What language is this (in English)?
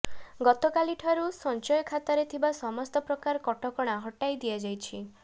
Odia